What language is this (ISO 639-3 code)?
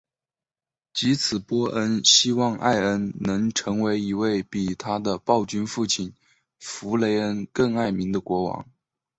zho